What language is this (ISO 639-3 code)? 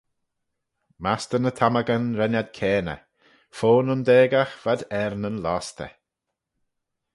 glv